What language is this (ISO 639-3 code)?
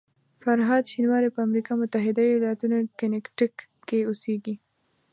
pus